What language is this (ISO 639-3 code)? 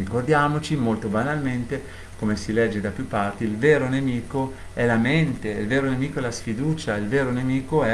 ita